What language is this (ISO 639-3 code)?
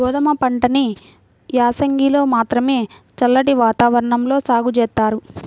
tel